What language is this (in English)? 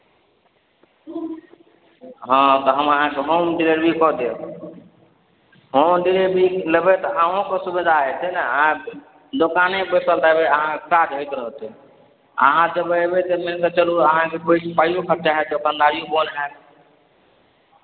Maithili